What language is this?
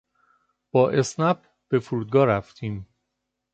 Persian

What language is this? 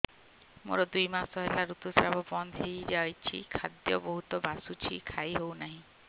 Odia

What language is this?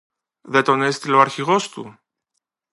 Greek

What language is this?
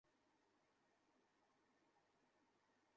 Bangla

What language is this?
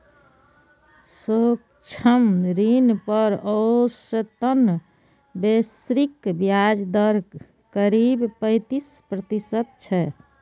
Maithili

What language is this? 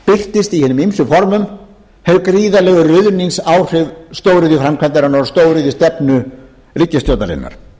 Icelandic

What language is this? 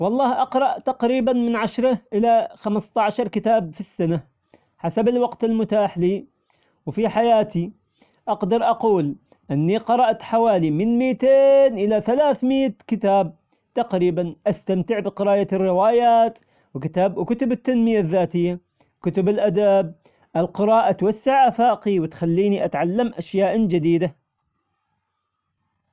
Omani Arabic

